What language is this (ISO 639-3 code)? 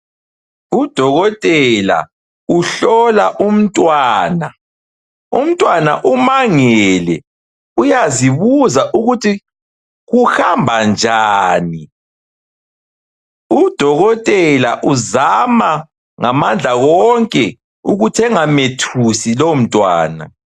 nde